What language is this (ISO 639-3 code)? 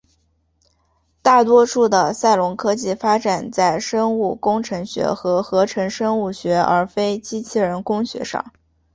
zho